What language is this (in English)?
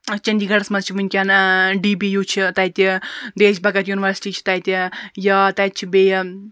Kashmiri